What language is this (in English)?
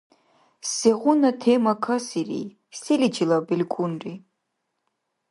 Dargwa